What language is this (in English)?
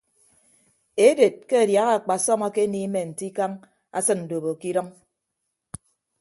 Ibibio